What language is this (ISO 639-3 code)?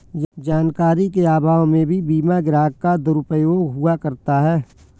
hin